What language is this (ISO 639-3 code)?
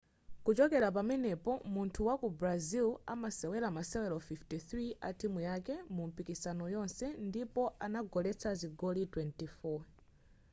nya